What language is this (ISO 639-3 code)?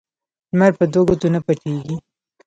pus